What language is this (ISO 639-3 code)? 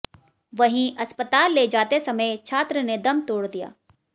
hin